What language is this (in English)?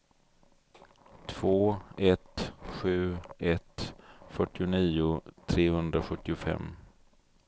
Swedish